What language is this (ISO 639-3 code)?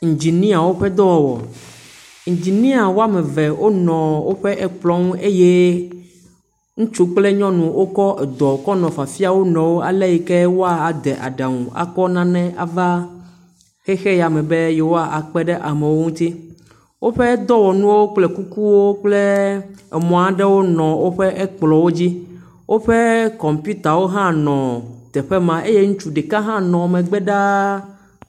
ewe